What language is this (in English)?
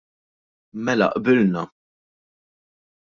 Maltese